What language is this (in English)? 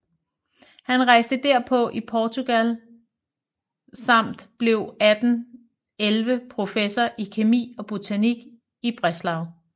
Danish